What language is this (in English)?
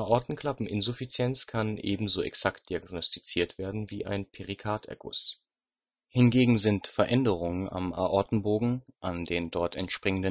German